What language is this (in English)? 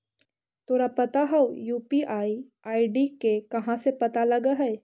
Magahi